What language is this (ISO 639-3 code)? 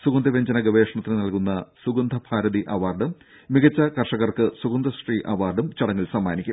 mal